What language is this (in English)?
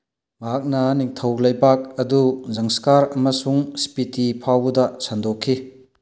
Manipuri